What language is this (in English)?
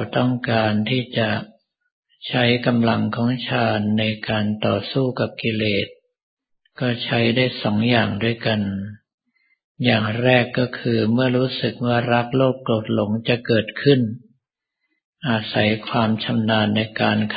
Thai